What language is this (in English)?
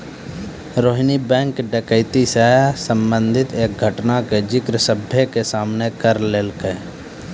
Maithili